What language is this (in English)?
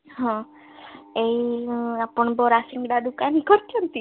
Odia